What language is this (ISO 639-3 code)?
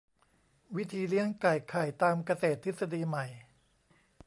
tha